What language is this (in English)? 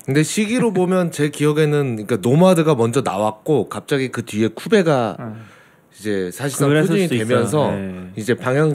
Korean